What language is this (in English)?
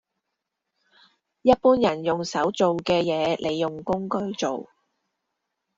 Cantonese